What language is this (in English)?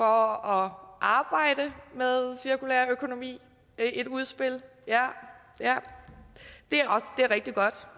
Danish